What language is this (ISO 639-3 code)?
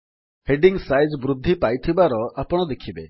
ori